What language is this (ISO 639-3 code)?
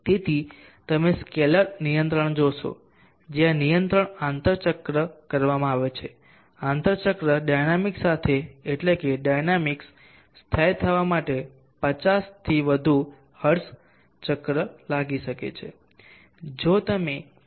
guj